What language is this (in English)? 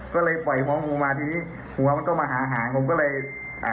Thai